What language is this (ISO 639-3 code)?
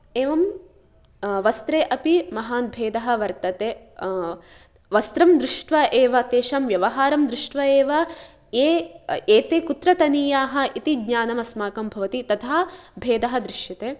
san